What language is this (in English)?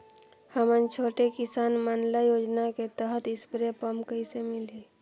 Chhattisgarhi